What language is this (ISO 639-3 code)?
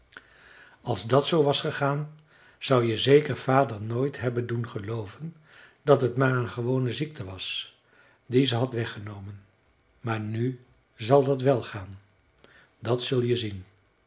nld